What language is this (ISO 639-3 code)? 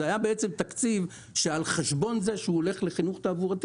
heb